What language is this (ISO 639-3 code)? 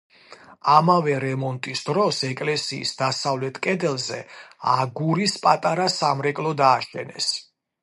kat